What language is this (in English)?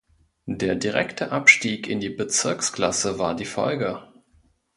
German